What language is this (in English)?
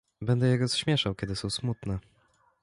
Polish